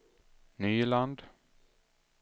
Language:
Swedish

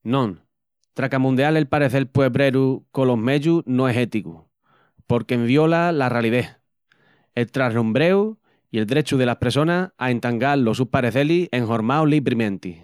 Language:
Extremaduran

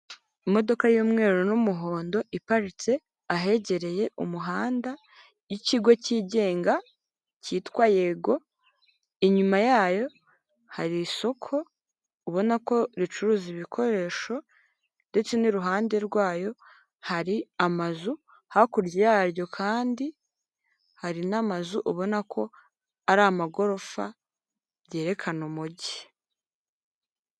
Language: Kinyarwanda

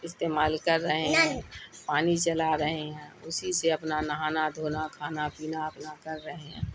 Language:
Urdu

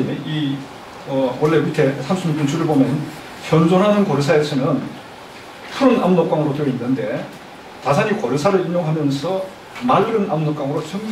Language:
Korean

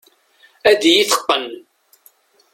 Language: Kabyle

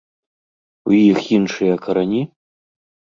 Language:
Belarusian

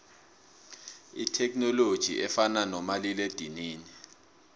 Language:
South Ndebele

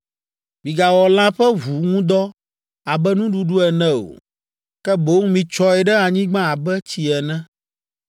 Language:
Ewe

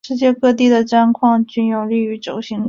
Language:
Chinese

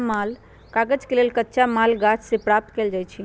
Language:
Magahi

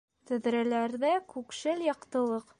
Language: Bashkir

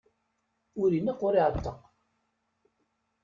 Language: Kabyle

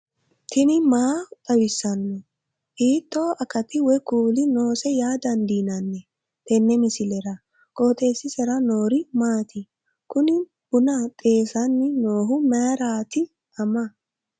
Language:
Sidamo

